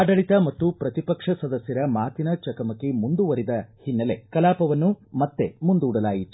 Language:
Kannada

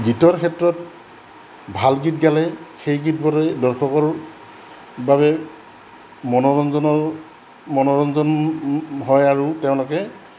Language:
Assamese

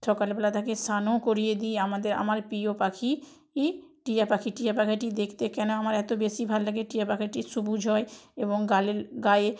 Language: Bangla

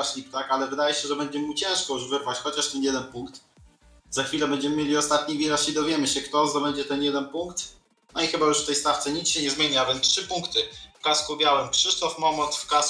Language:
Polish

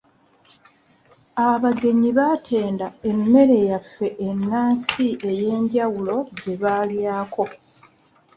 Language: Ganda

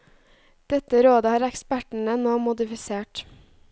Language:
Norwegian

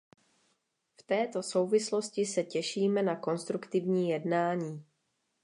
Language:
Czech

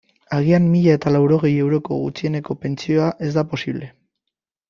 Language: Basque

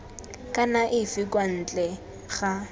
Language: Tswana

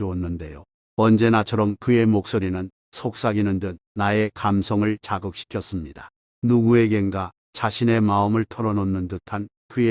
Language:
Korean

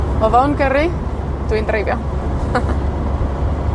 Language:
Welsh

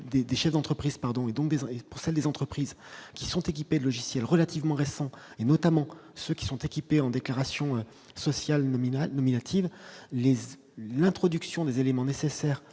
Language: French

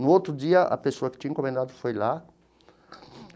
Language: Portuguese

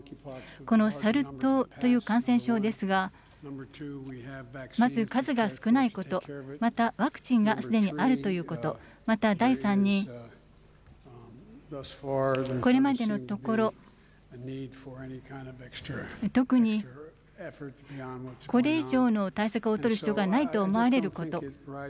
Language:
Japanese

